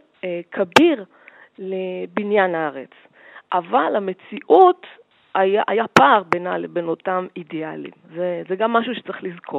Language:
Hebrew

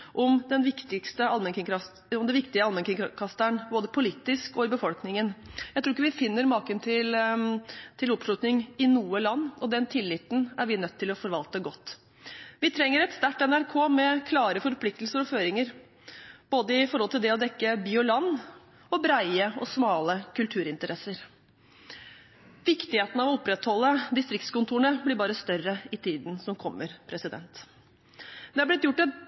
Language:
Norwegian Bokmål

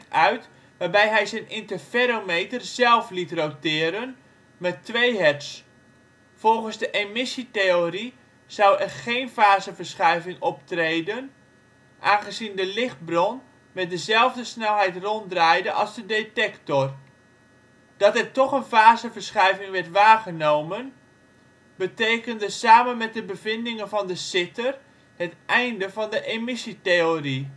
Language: Dutch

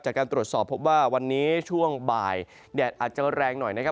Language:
Thai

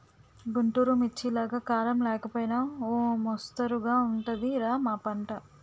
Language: Telugu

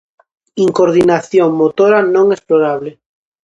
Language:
Galician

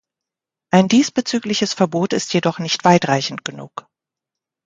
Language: German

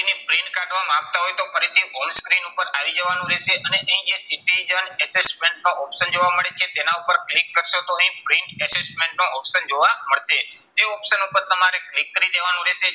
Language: Gujarati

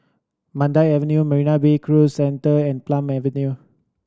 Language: English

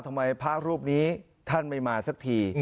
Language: Thai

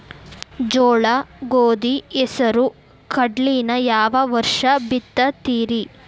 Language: Kannada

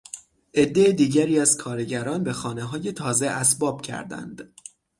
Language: Persian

